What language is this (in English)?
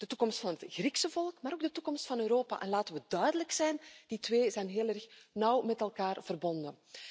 Dutch